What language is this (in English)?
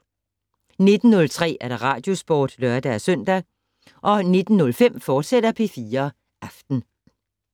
Danish